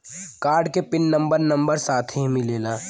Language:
Bhojpuri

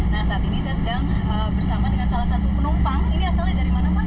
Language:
Indonesian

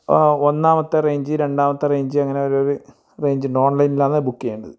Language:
Malayalam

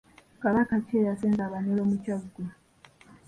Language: Ganda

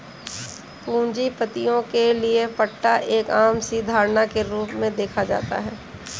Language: Hindi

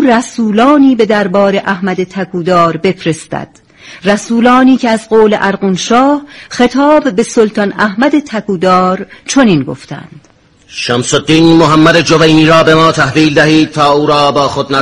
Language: Persian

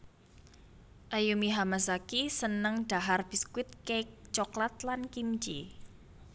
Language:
Javanese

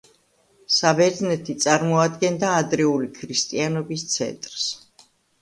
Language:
Georgian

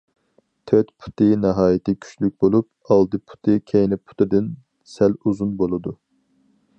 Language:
Uyghur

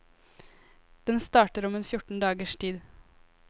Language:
Norwegian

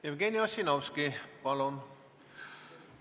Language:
Estonian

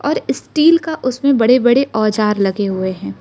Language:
Hindi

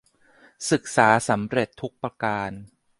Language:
Thai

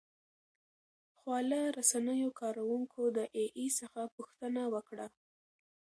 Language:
Pashto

